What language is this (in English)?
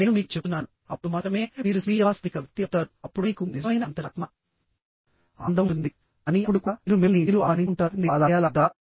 Telugu